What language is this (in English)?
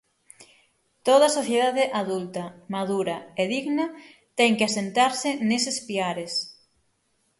Galician